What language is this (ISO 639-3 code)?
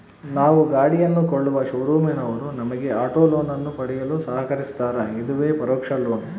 kan